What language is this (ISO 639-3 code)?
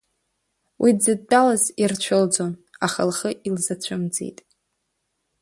abk